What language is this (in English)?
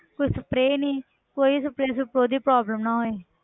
Punjabi